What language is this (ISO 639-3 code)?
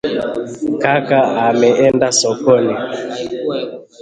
swa